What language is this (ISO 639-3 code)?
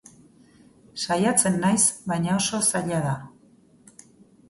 eus